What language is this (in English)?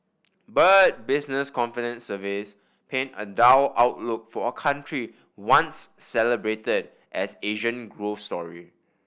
English